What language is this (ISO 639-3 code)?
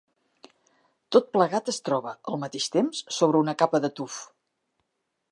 cat